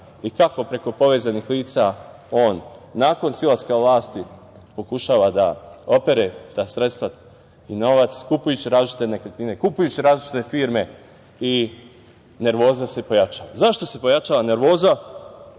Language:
Serbian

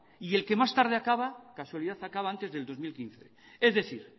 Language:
Spanish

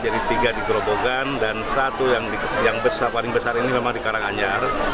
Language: Indonesian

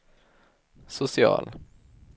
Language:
Swedish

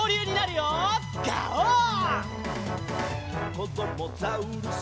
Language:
Japanese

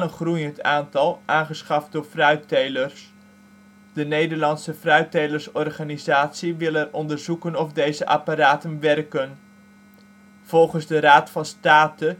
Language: Dutch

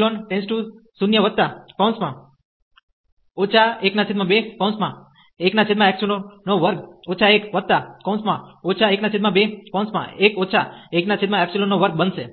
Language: Gujarati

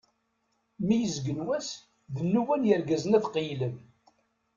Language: Kabyle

